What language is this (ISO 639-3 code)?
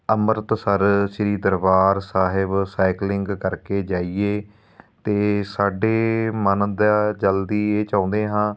pan